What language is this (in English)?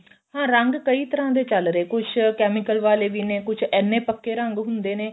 Punjabi